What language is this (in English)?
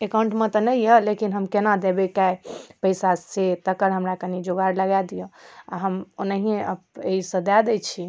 Maithili